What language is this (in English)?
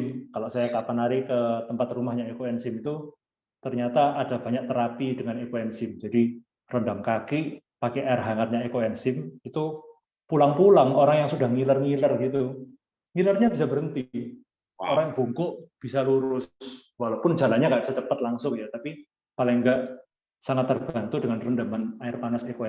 Indonesian